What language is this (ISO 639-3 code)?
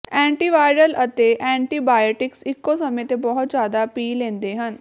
pan